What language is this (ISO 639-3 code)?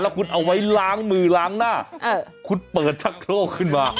tha